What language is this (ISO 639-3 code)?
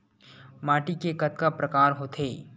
hne